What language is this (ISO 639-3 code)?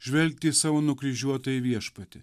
lit